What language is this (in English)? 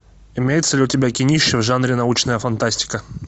Russian